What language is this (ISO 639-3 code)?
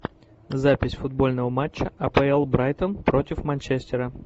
rus